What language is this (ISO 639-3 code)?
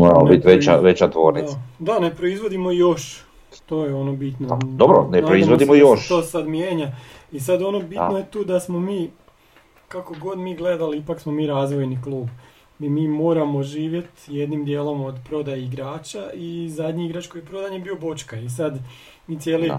hrv